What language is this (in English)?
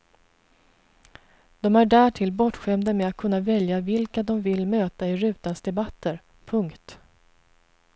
Swedish